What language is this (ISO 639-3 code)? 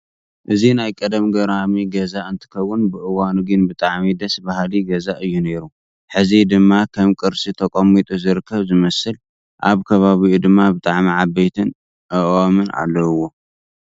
tir